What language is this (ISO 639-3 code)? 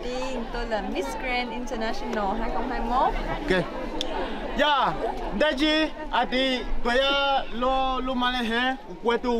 vie